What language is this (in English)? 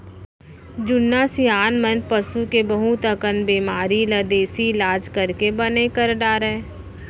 Chhattisgarhi